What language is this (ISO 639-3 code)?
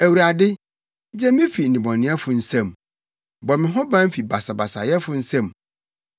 aka